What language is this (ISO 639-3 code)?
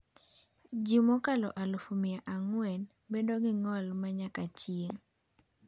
luo